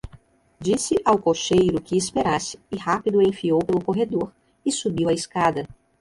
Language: Portuguese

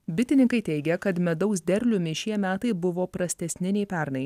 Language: Lithuanian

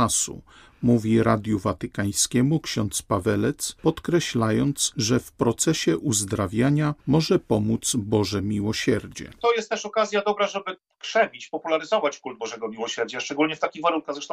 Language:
Polish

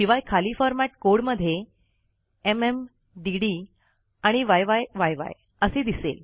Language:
Marathi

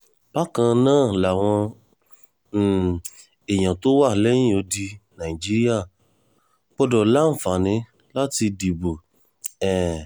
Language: Yoruba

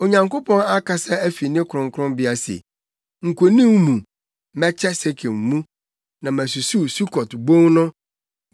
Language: Akan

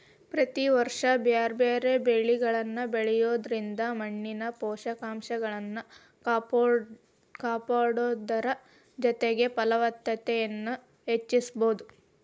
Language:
Kannada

